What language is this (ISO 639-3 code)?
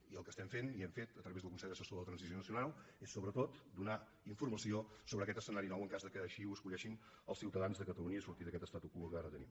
cat